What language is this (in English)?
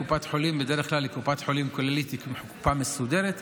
Hebrew